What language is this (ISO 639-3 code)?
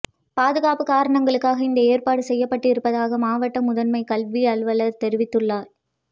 tam